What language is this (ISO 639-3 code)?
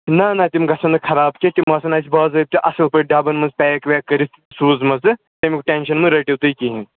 kas